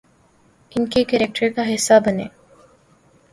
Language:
Urdu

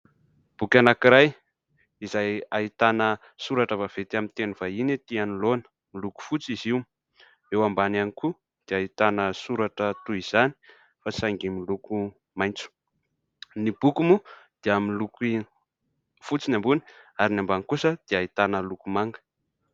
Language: Malagasy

